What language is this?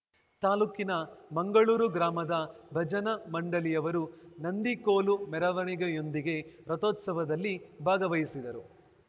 Kannada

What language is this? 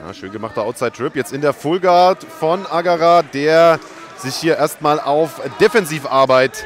German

